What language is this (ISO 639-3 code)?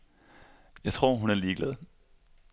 dan